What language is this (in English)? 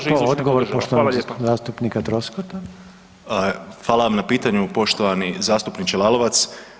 Croatian